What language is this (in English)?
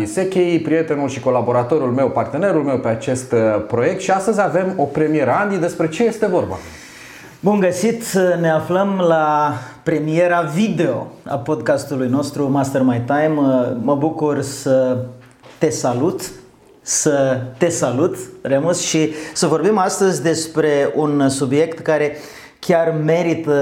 Romanian